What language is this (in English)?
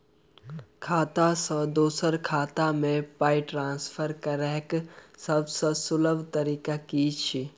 Maithili